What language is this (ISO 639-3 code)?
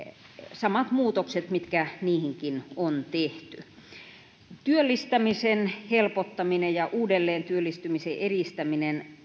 fin